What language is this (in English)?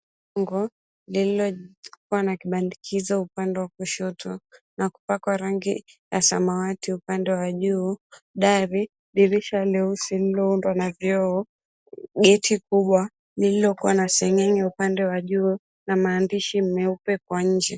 Swahili